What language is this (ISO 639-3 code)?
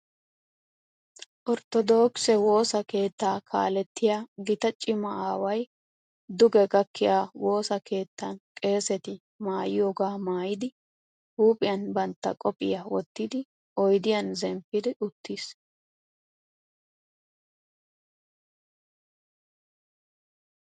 wal